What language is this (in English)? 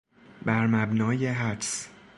Persian